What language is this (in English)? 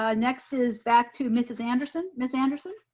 English